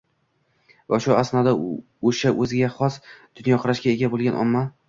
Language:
Uzbek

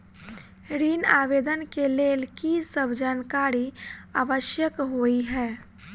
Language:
Maithili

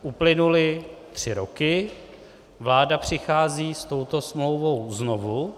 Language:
Czech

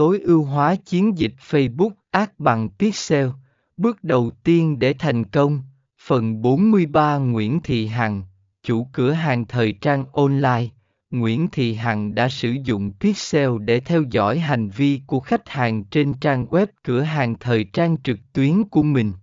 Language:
Vietnamese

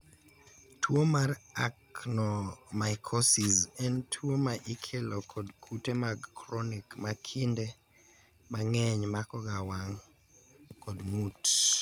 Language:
Luo (Kenya and Tanzania)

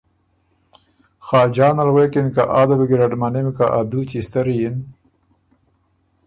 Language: Ormuri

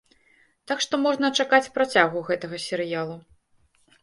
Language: Belarusian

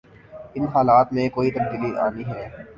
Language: Urdu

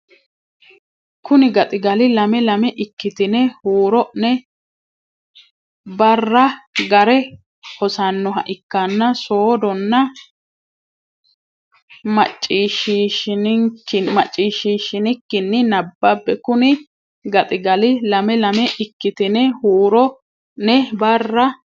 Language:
Sidamo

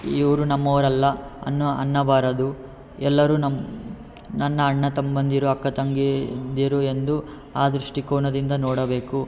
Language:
Kannada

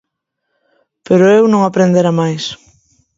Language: Galician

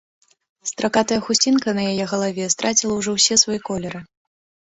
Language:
Belarusian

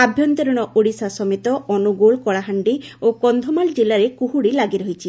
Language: Odia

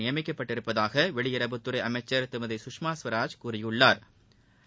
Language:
Tamil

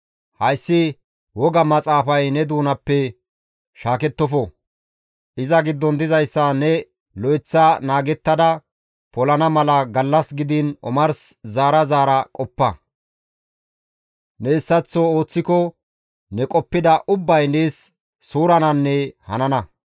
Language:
Gamo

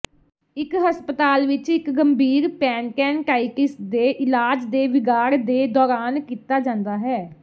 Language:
Punjabi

